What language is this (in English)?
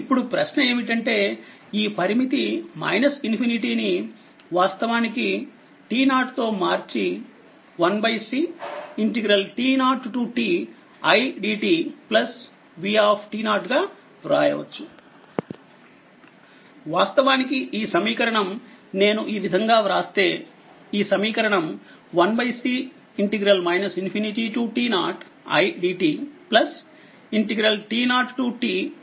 Telugu